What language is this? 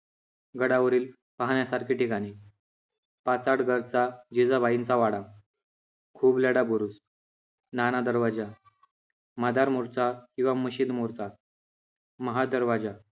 Marathi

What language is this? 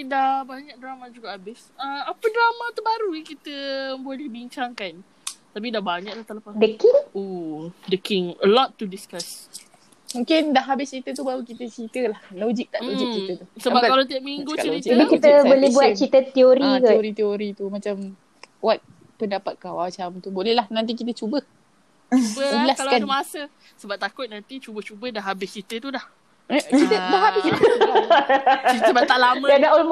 Malay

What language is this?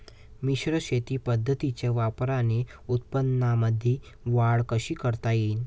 Marathi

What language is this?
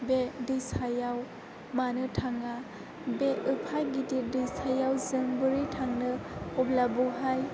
Bodo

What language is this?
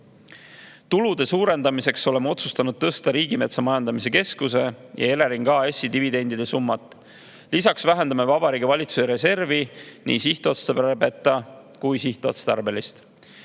Estonian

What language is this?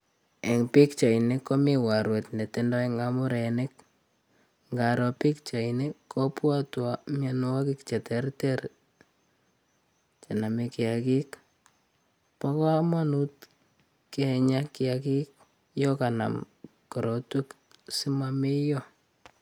Kalenjin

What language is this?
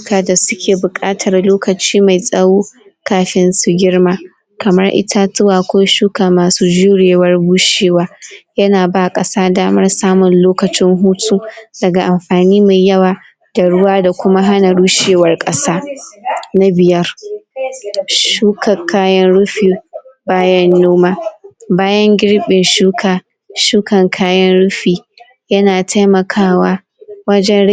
Hausa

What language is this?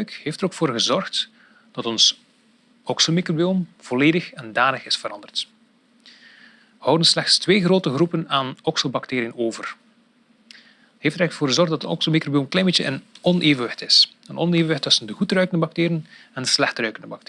Dutch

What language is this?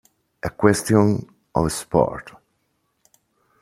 Italian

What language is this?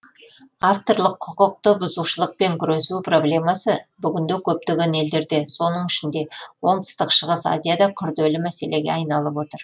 Kazakh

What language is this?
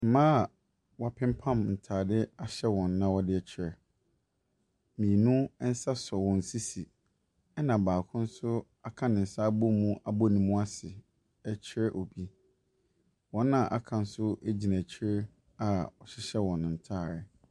Akan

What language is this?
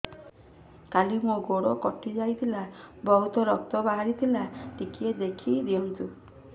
Odia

